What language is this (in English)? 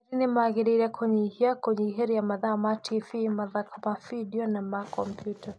Kikuyu